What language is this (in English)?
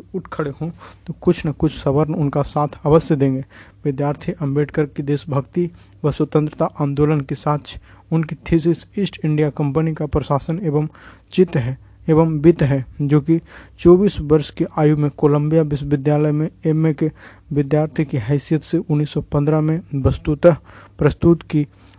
Hindi